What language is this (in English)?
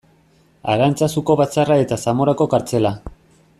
Basque